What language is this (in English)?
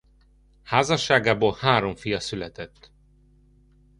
Hungarian